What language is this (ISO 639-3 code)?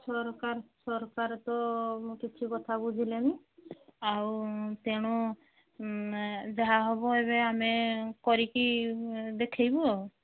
ori